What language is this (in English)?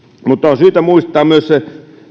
Finnish